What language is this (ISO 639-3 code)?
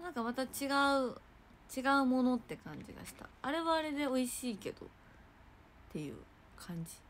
jpn